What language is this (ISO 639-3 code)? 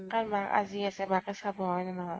asm